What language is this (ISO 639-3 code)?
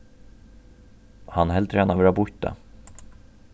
fao